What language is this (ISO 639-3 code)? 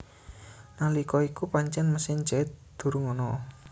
jav